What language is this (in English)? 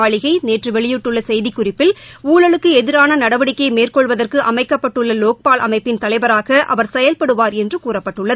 Tamil